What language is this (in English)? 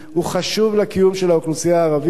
Hebrew